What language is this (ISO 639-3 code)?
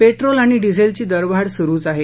mar